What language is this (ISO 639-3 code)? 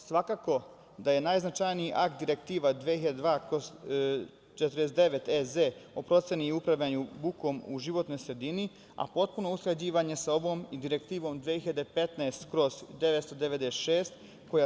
srp